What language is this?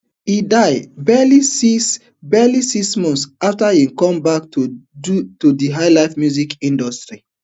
Nigerian Pidgin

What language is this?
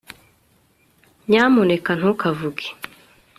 Kinyarwanda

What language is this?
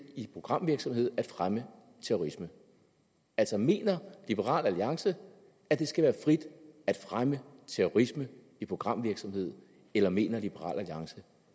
Danish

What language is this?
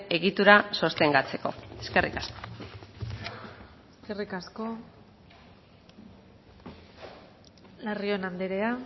Basque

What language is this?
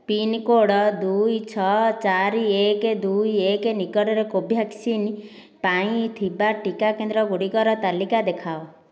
Odia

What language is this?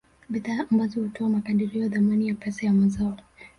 Swahili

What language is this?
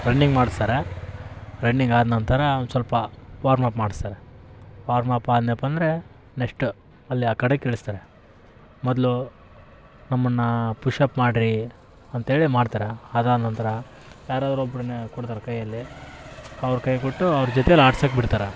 Kannada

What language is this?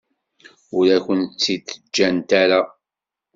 Kabyle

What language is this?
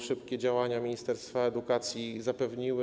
Polish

